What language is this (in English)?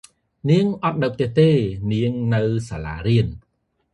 Khmer